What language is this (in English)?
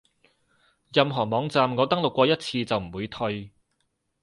Cantonese